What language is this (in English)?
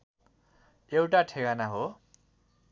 Nepali